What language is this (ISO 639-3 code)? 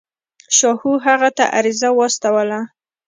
pus